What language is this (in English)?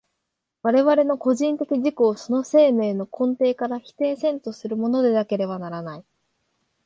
Japanese